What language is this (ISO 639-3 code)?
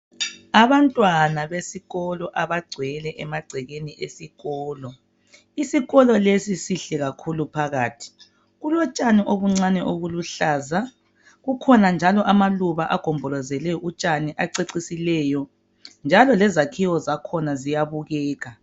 nde